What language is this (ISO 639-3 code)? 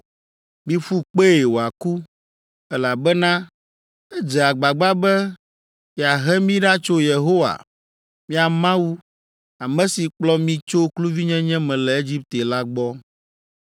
ewe